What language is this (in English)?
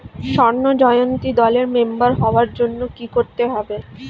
Bangla